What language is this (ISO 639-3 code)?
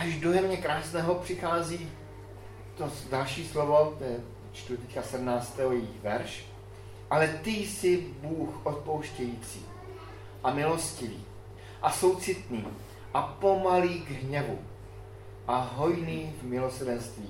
ces